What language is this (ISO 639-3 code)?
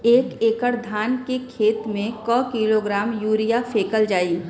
bho